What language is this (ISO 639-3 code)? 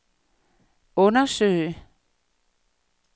dan